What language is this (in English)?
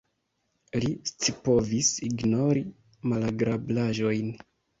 Esperanto